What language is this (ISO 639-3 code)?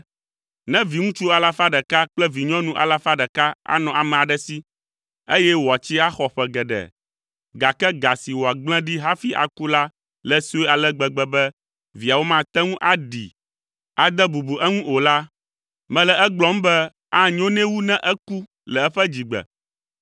ewe